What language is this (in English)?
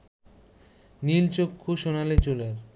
Bangla